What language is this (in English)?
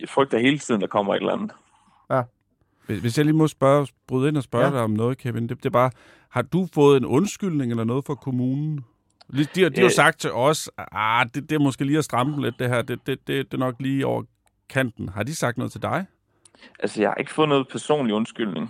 Danish